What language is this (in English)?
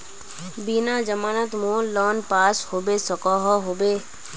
Magahi